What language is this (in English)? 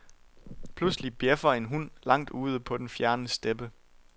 Danish